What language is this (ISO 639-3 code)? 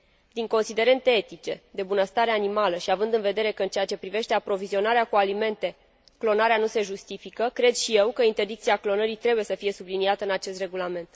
ron